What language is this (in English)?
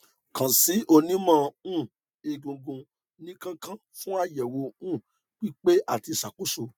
Yoruba